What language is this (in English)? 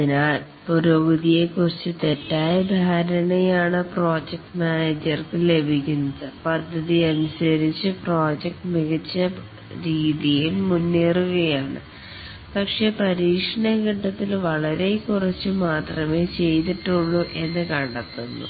Malayalam